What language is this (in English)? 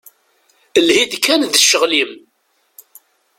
Kabyle